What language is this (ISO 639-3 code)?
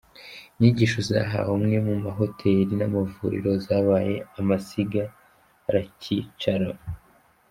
kin